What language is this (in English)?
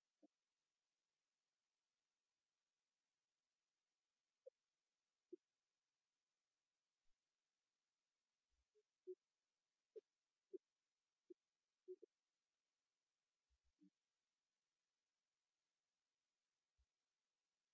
English